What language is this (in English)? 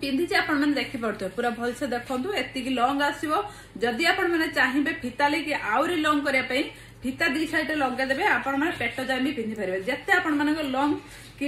Hindi